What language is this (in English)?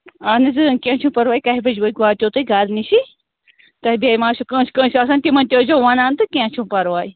Kashmiri